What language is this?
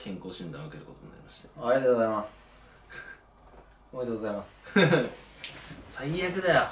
Japanese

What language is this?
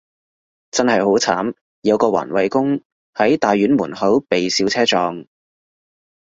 Cantonese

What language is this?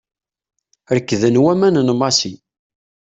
Kabyle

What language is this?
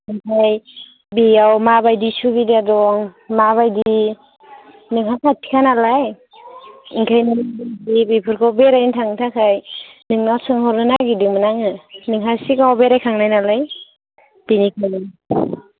Bodo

